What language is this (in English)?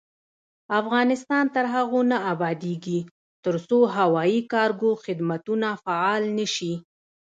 Pashto